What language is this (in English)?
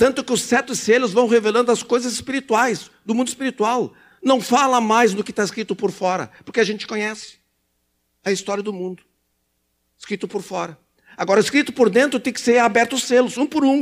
Portuguese